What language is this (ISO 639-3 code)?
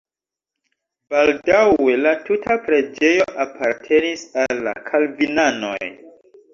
epo